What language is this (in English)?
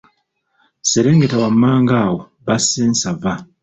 Ganda